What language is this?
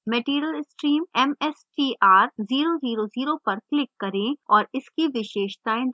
Hindi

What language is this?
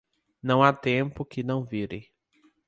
Portuguese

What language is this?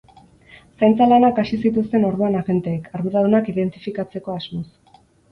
Basque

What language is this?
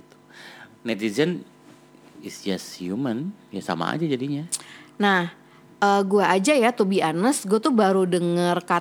Indonesian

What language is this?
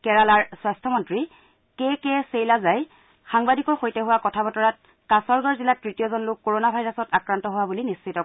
Assamese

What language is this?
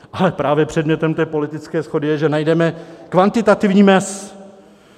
Czech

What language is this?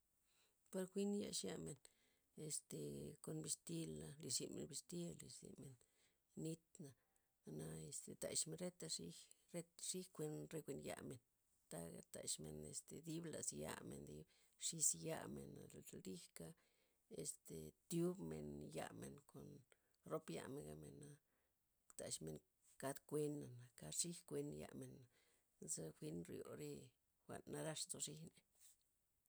Loxicha Zapotec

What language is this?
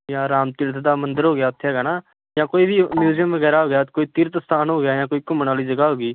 Punjabi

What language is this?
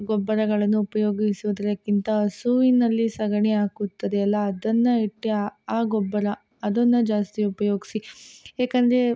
Kannada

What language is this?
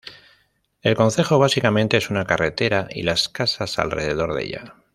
Spanish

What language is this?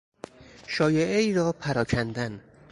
Persian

